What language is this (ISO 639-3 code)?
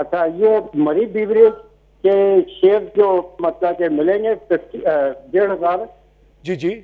hin